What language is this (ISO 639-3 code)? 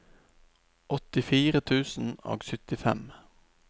nor